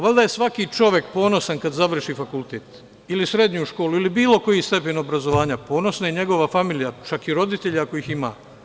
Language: Serbian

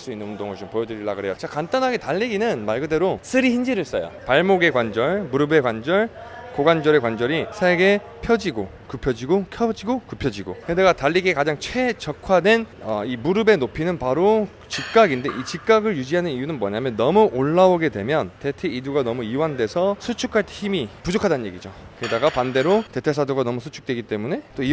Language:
Korean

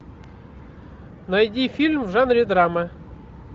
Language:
Russian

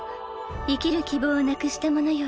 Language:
Japanese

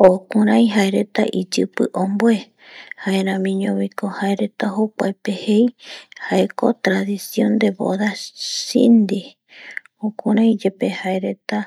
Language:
Eastern Bolivian Guaraní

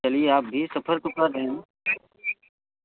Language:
Hindi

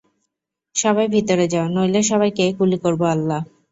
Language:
Bangla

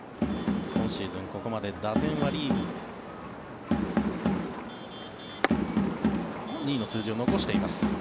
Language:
Japanese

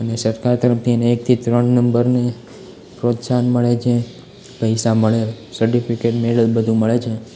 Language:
Gujarati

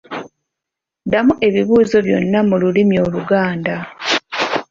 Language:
Ganda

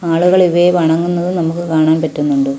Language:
Malayalam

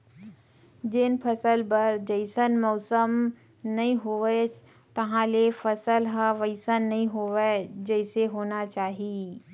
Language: Chhattisgarhi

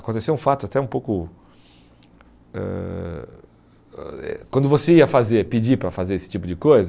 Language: Portuguese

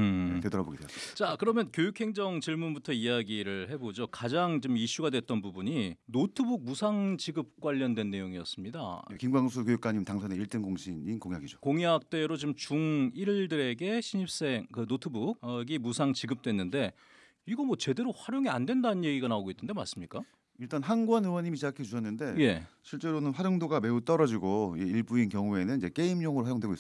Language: Korean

